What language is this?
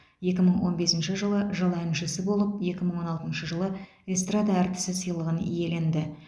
Kazakh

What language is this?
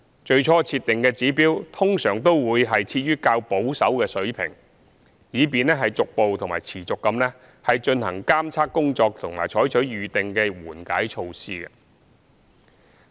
Cantonese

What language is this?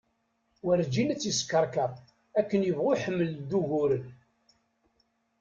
Kabyle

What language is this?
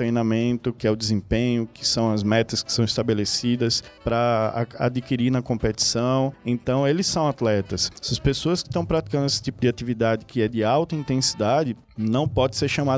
Portuguese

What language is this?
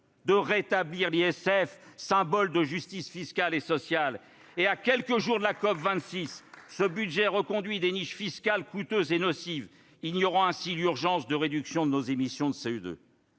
French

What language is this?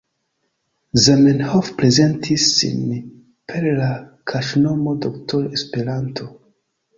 Esperanto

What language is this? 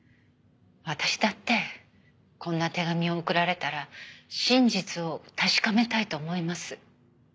Japanese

